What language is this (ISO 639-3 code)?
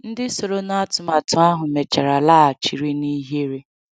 ibo